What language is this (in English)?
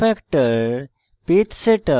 Bangla